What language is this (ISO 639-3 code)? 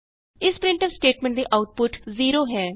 pan